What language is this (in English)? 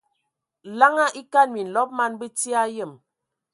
Ewondo